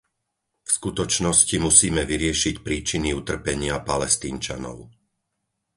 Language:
Slovak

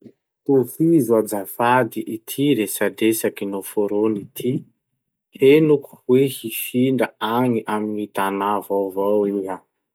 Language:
Masikoro Malagasy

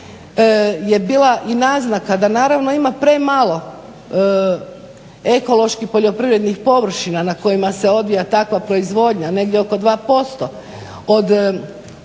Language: Croatian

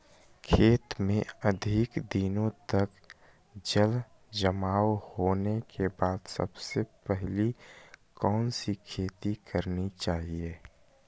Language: Magahi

